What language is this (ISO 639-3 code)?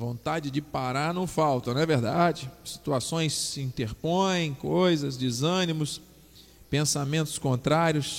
por